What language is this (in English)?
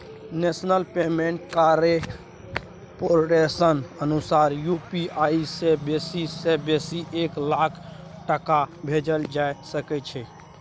Maithili